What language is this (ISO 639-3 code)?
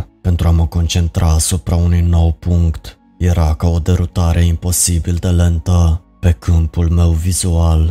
ron